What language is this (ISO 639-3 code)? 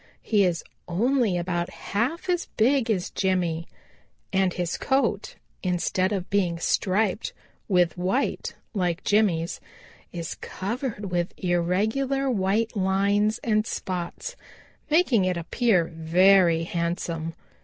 eng